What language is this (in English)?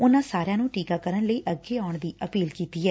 Punjabi